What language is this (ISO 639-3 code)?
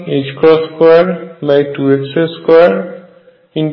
ben